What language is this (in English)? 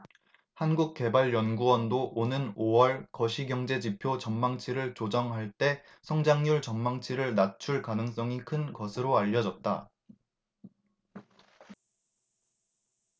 Korean